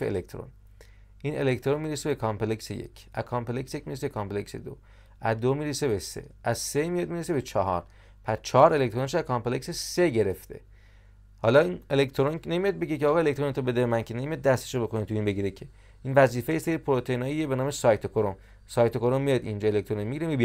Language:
Persian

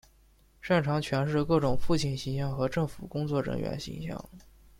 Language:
Chinese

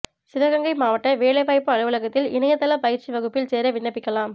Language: Tamil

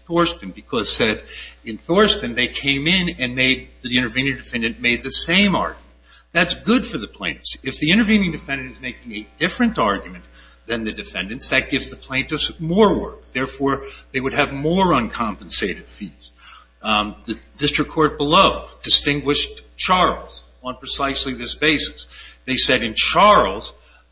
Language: English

